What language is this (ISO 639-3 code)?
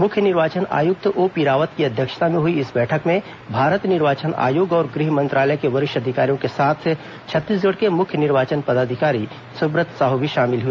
hin